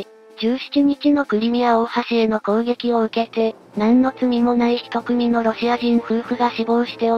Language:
Japanese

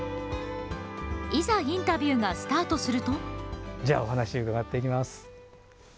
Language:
Japanese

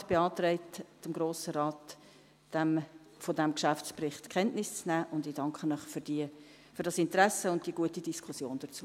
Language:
Swiss German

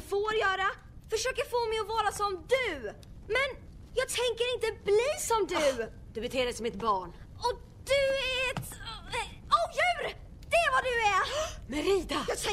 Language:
Swedish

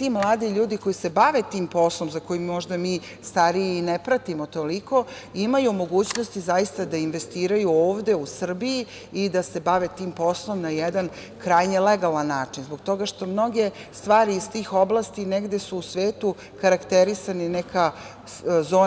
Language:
Serbian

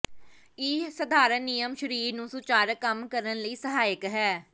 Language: Punjabi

